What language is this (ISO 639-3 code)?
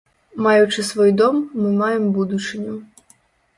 bel